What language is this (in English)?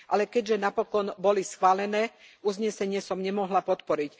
Slovak